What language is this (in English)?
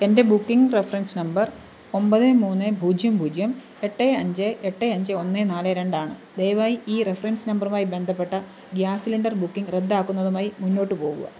Malayalam